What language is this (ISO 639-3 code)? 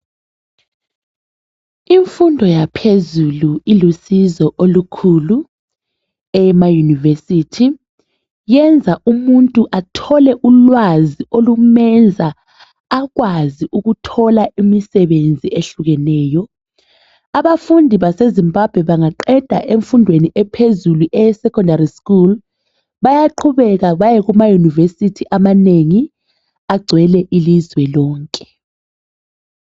nde